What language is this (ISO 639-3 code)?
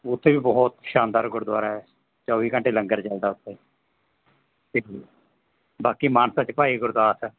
pan